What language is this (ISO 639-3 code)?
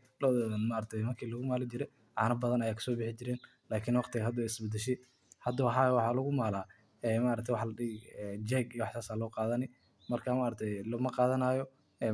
som